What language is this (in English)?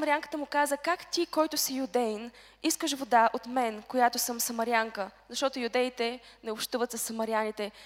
Bulgarian